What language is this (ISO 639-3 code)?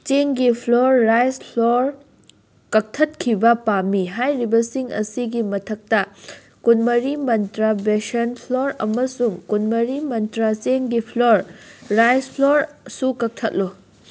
mni